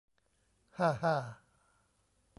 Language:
Thai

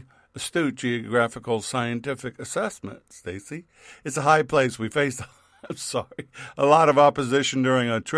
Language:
English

